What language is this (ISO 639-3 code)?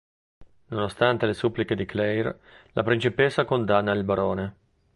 ita